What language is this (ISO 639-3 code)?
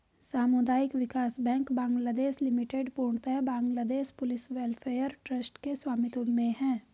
hin